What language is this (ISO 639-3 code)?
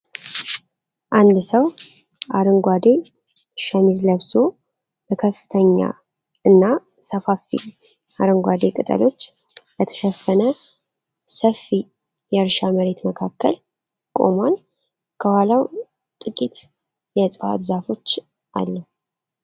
amh